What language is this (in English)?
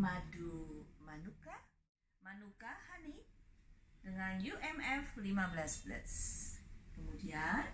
Indonesian